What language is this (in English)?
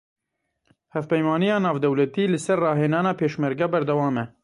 Kurdish